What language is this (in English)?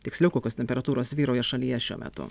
Lithuanian